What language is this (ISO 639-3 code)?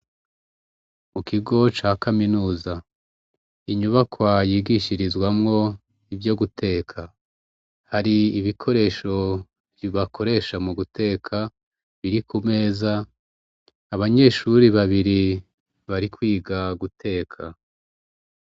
run